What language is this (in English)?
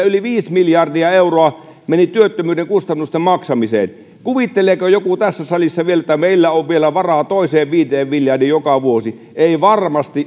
Finnish